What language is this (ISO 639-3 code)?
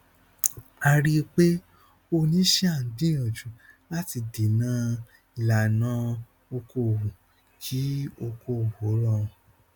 yor